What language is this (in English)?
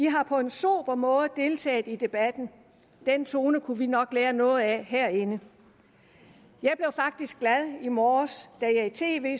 Danish